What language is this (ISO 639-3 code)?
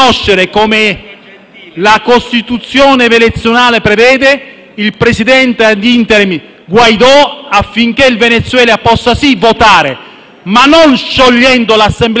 ita